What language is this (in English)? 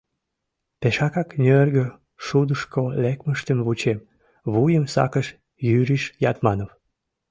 Mari